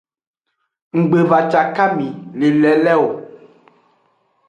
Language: Aja (Benin)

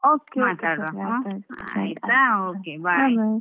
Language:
Kannada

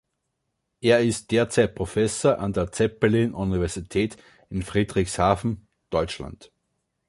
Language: German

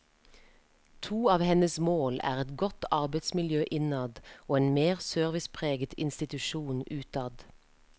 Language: Norwegian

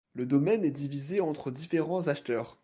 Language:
French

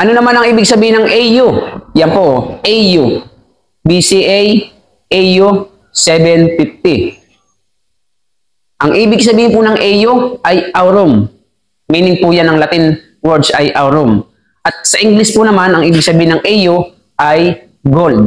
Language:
Filipino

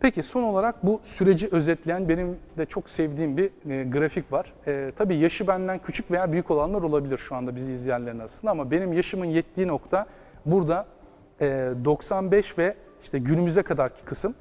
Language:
Turkish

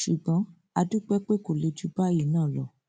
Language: Yoruba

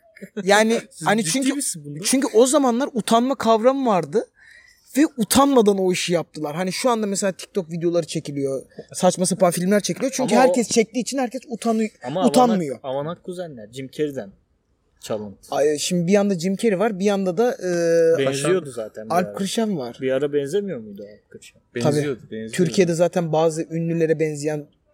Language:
Turkish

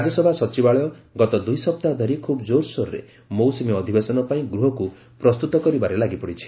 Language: Odia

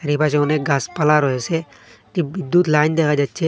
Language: Bangla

